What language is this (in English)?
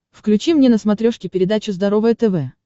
Russian